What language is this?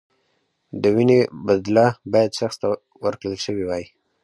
Pashto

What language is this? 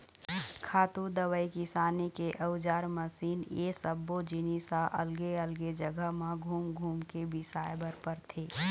Chhattisgarhi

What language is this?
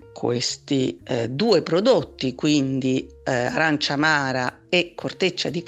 Italian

